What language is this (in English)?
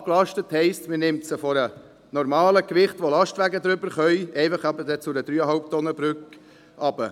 Swiss German